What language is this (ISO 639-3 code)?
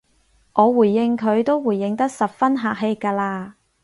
yue